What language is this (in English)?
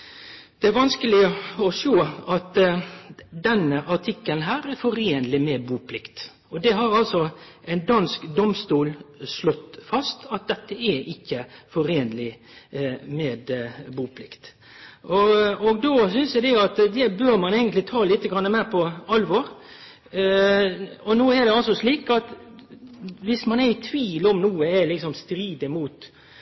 Norwegian Nynorsk